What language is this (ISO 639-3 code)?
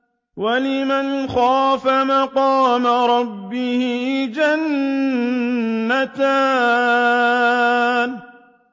ara